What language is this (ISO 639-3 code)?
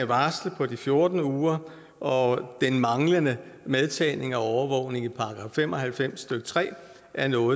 dan